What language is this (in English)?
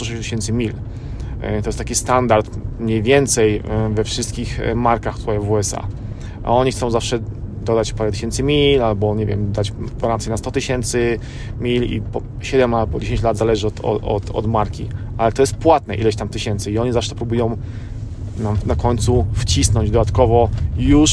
Polish